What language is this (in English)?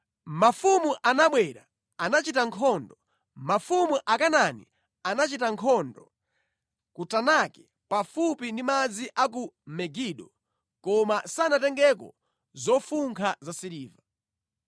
Nyanja